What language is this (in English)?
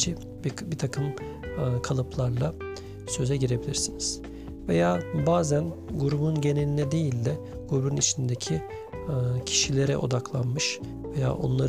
Turkish